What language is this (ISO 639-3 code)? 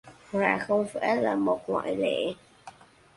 vie